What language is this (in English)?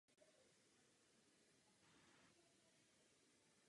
Czech